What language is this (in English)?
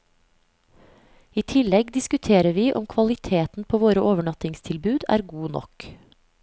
Norwegian